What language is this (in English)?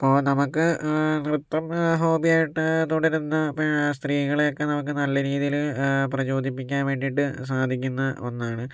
Malayalam